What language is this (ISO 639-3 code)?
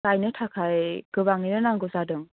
brx